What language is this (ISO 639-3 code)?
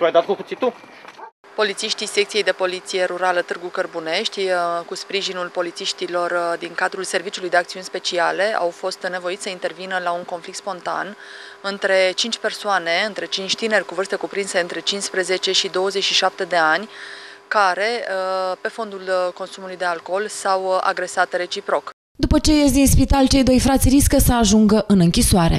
ron